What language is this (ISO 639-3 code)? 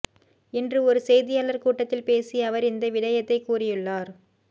tam